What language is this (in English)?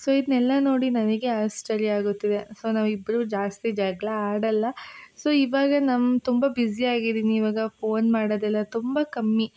Kannada